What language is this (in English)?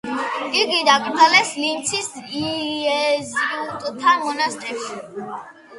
Georgian